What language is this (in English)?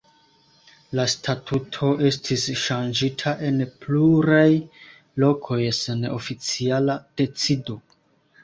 Esperanto